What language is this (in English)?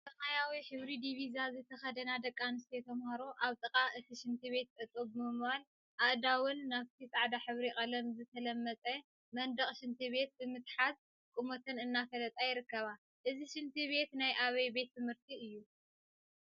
Tigrinya